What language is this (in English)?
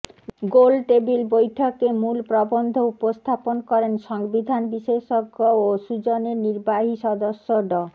Bangla